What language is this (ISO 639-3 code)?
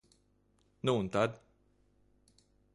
lav